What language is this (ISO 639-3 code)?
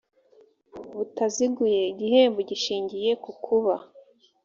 kin